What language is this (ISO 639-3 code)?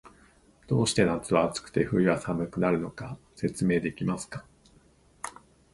jpn